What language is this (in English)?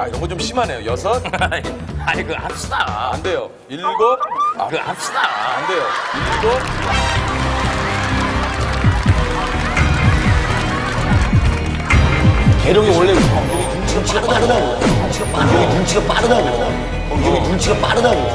Korean